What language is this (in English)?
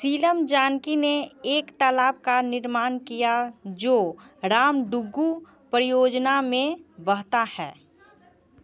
Hindi